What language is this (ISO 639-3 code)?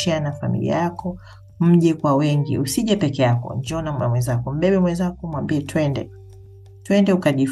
swa